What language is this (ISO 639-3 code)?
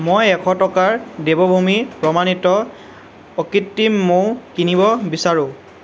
asm